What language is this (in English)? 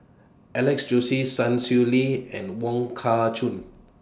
English